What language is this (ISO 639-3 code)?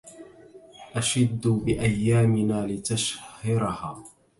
ara